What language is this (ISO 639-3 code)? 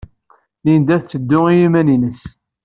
kab